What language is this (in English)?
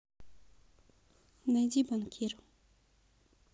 Russian